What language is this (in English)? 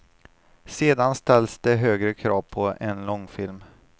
Swedish